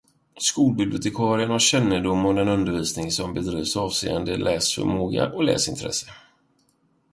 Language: Swedish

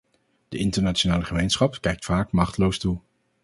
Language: Dutch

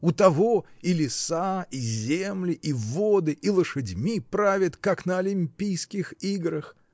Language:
Russian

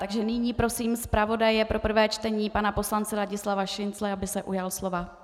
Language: Czech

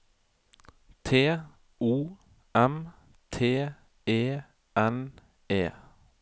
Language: Norwegian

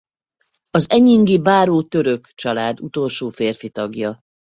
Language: Hungarian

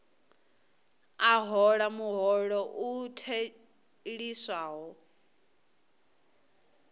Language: Venda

